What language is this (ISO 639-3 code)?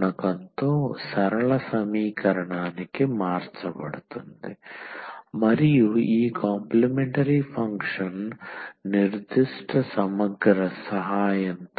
tel